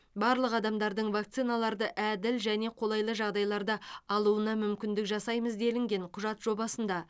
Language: Kazakh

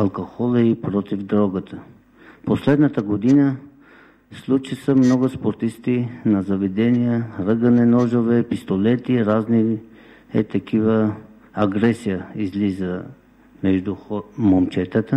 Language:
Bulgarian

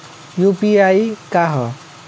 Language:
Bhojpuri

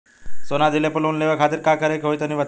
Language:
Bhojpuri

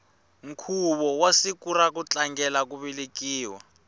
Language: Tsonga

